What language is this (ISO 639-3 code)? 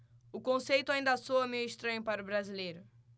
por